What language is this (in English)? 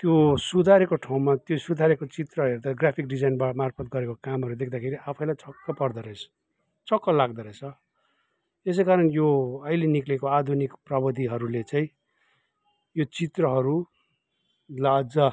Nepali